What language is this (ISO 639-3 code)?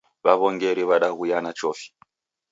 dav